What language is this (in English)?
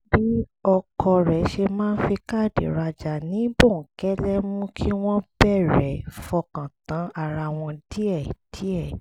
Yoruba